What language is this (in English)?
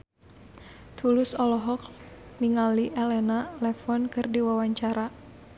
Sundanese